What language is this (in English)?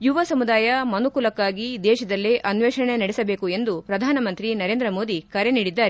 Kannada